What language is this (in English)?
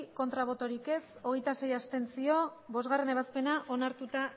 Basque